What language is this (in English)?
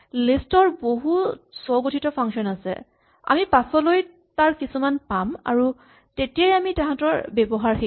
Assamese